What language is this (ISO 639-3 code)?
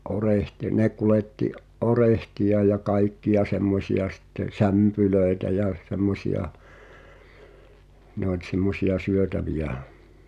fin